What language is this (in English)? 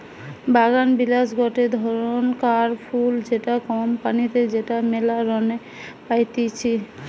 Bangla